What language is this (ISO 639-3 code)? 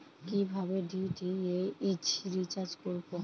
ben